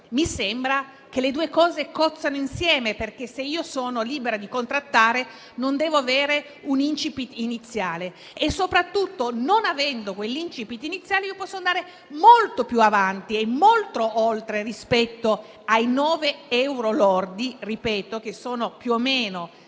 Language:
Italian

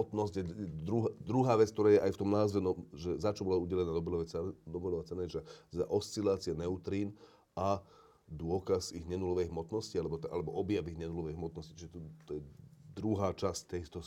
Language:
Slovak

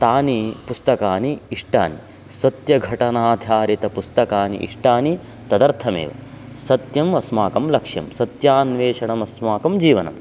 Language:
Sanskrit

